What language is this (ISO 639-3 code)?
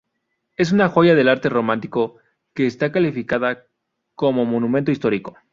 spa